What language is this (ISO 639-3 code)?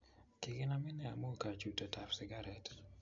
kln